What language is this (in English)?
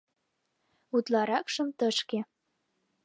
Mari